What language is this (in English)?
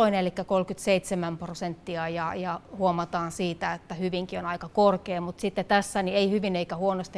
Finnish